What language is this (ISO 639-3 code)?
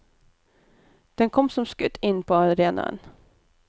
nor